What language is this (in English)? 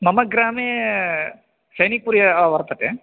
Sanskrit